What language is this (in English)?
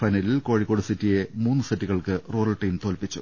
Malayalam